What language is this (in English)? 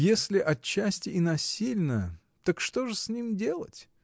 Russian